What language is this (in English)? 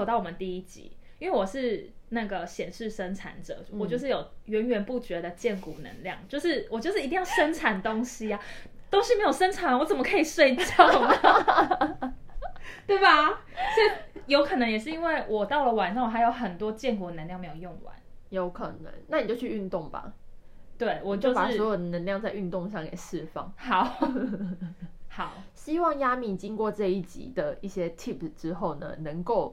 Chinese